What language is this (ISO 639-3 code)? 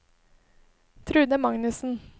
nor